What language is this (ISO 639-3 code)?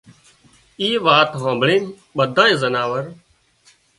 kxp